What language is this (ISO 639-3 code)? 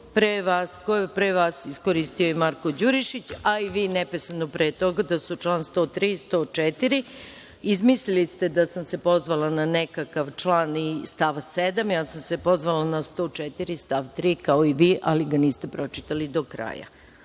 srp